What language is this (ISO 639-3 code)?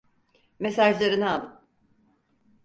tur